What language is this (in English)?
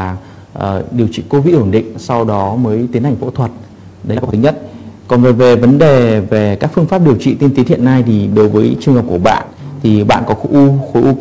Vietnamese